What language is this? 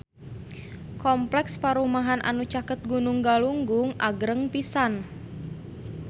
Sundanese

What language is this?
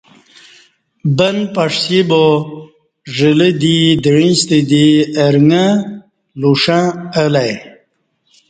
Kati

